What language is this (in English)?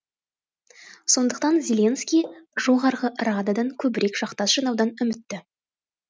Kazakh